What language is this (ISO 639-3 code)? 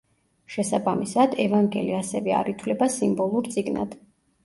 kat